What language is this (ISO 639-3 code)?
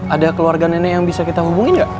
ind